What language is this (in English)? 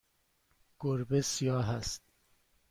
Persian